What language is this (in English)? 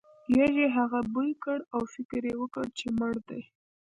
Pashto